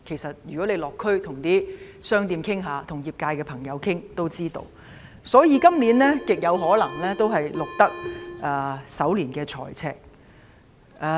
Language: Cantonese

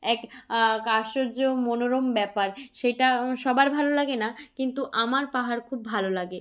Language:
Bangla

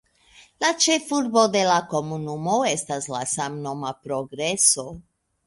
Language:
Esperanto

